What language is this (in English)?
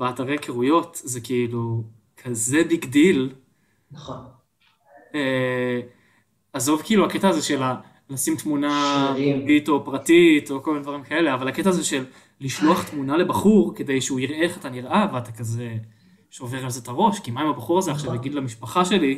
Hebrew